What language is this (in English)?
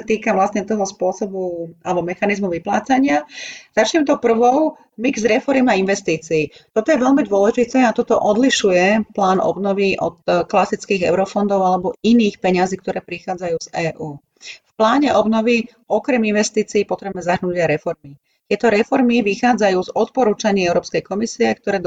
Slovak